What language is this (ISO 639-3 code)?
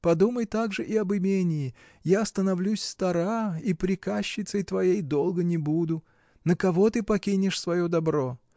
rus